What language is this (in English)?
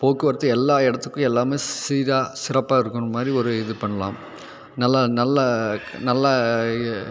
Tamil